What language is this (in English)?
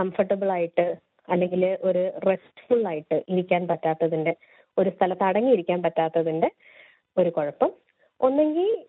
Malayalam